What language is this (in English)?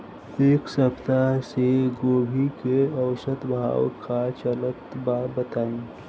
Bhojpuri